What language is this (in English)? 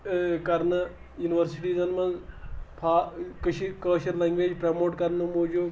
Kashmiri